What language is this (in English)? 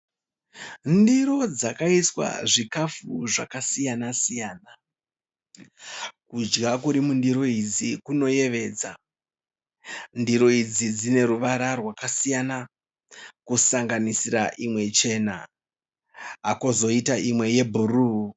Shona